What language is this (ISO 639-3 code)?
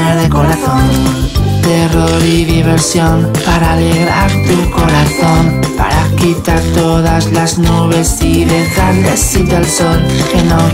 spa